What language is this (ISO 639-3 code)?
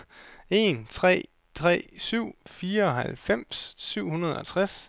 dan